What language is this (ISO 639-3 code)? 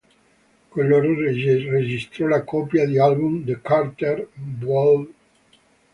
ita